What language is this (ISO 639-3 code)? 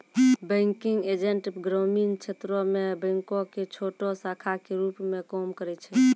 mai